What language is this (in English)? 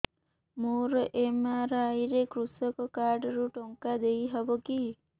Odia